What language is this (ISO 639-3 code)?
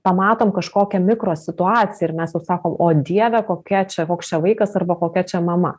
lit